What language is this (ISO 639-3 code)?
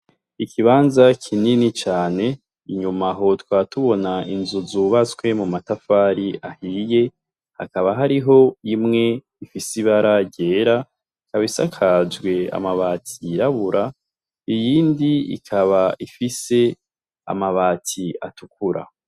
run